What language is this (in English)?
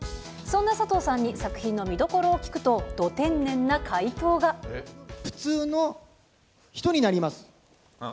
Japanese